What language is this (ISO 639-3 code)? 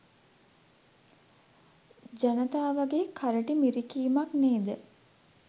sin